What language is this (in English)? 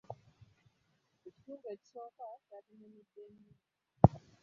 Ganda